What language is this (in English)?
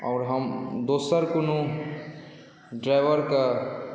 Maithili